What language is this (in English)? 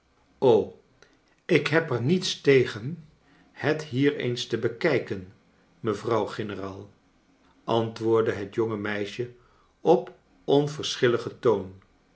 Dutch